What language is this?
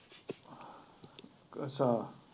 Punjabi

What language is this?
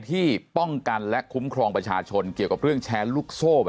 Thai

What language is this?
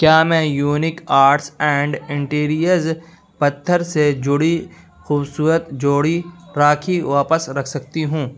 Urdu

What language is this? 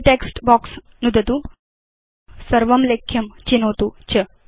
Sanskrit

